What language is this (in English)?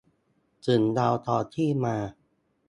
Thai